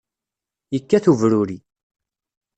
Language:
Kabyle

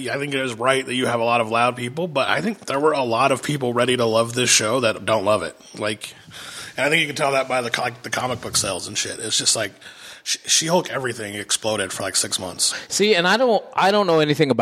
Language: English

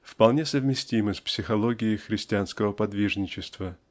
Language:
Russian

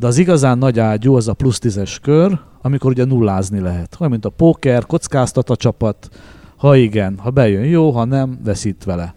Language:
Hungarian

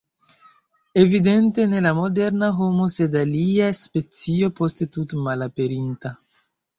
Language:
Esperanto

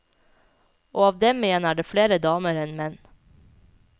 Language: Norwegian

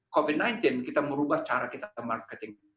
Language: Indonesian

